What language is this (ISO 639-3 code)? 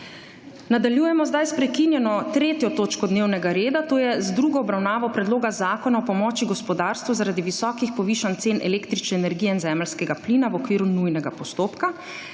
slv